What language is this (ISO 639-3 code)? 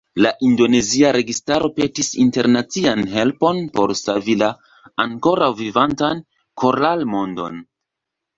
epo